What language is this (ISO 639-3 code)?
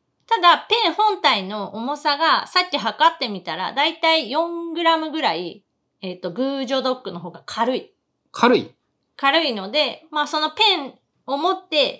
jpn